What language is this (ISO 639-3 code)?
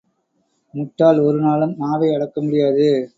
tam